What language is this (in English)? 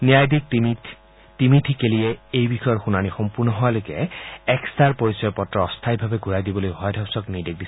Assamese